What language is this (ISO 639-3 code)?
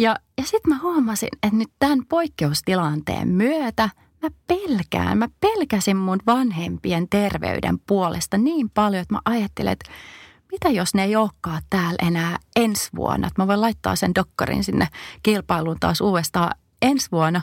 fin